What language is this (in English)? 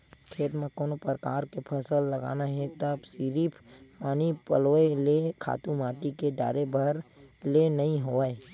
Chhattisgarhi